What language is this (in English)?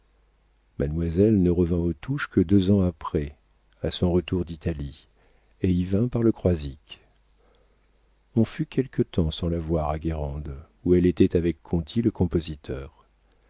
French